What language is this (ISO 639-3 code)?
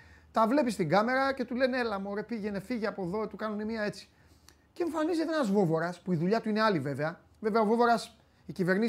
ell